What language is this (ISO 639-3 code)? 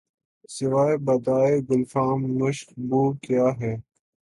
urd